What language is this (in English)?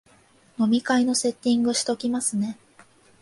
Japanese